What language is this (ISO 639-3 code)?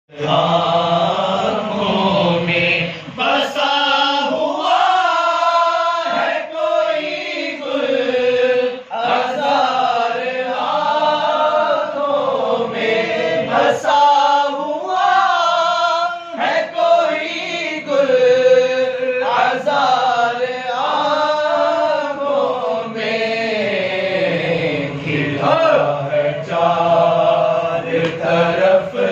ara